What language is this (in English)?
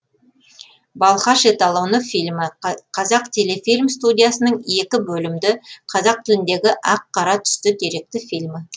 Kazakh